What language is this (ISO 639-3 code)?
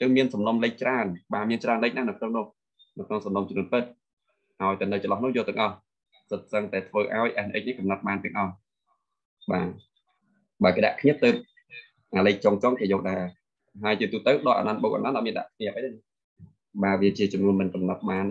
vie